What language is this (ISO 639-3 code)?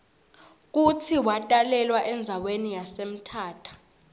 ssw